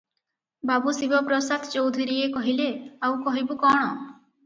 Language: Odia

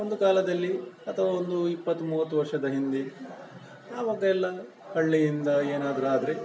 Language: Kannada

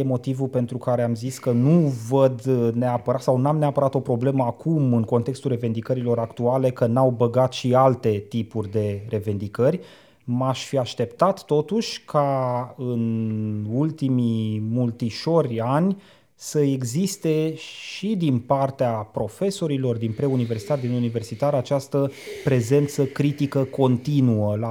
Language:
Romanian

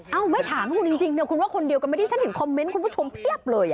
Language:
Thai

